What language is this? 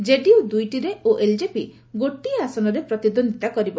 Odia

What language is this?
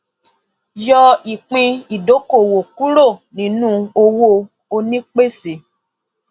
Yoruba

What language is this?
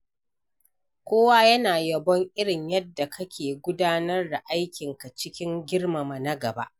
Hausa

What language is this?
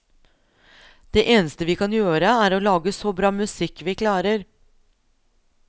Norwegian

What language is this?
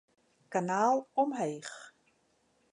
Western Frisian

